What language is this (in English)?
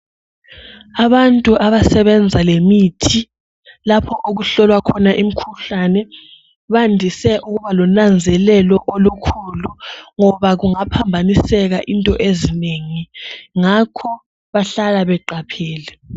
North Ndebele